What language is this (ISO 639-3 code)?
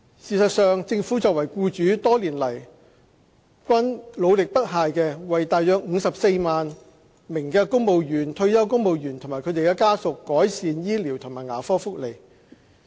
yue